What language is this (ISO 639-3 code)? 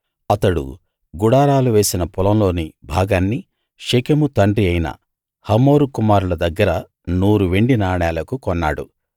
tel